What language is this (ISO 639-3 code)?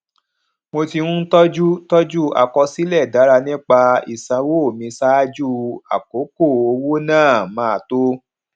yor